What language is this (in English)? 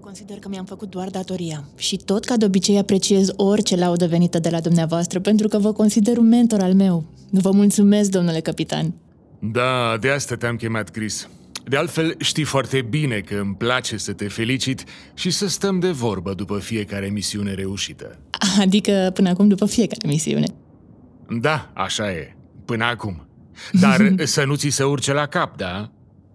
Romanian